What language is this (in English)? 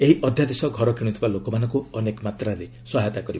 Odia